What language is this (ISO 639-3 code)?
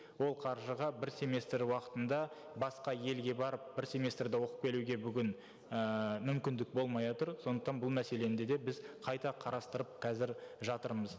kaz